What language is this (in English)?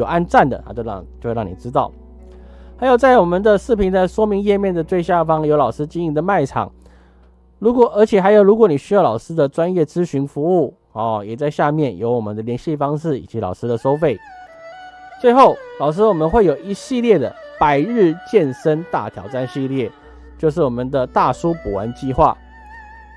Chinese